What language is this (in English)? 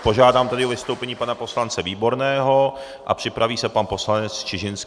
Czech